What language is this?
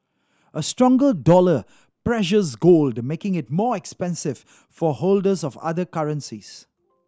English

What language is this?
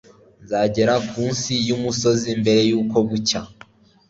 Kinyarwanda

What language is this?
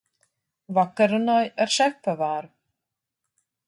Latvian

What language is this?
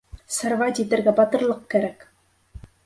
Bashkir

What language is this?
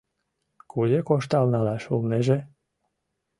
Mari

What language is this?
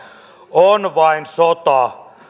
Finnish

